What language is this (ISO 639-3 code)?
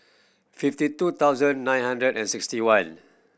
eng